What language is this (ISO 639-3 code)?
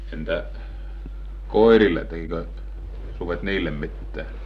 fin